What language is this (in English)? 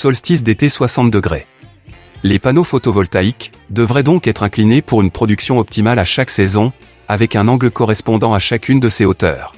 French